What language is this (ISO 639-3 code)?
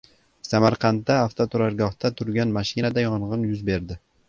uzb